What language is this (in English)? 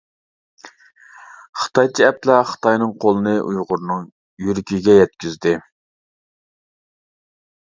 Uyghur